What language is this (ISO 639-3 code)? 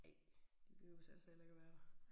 dan